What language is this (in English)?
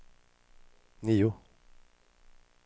Swedish